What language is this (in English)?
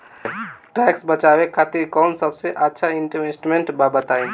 Bhojpuri